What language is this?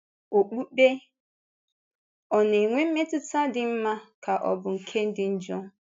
Igbo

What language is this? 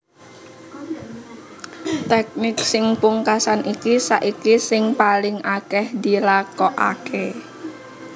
Javanese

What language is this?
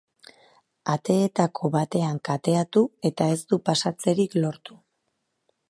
Basque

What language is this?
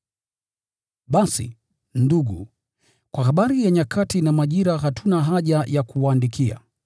Swahili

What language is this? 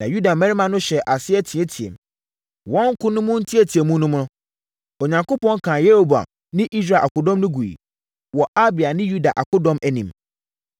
Akan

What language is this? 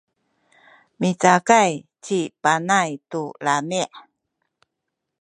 Sakizaya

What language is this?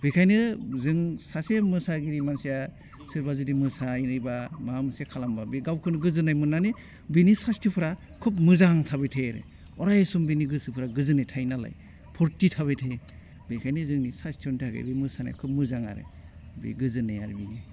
Bodo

